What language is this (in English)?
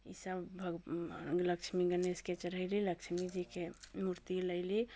Maithili